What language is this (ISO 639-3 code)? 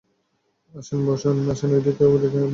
ben